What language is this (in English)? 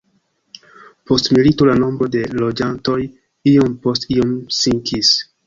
Esperanto